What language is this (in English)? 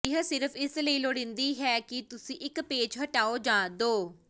Punjabi